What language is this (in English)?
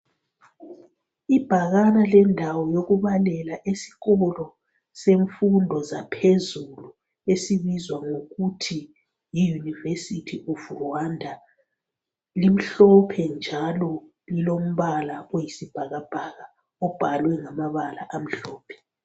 North Ndebele